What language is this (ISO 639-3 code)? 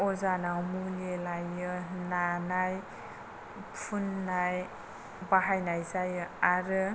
brx